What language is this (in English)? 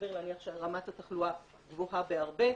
Hebrew